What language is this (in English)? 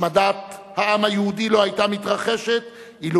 Hebrew